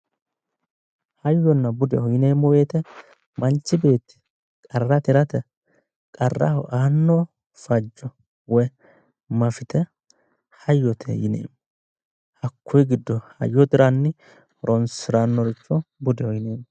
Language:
Sidamo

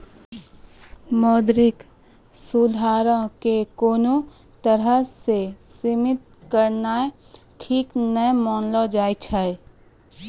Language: Maithili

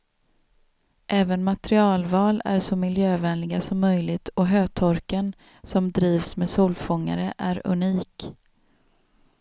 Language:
Swedish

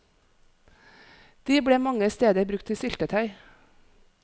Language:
Norwegian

